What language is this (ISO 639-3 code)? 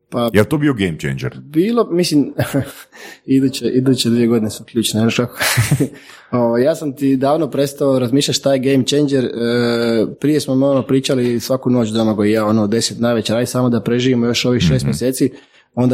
hrv